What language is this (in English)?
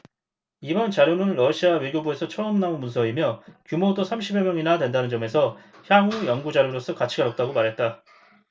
Korean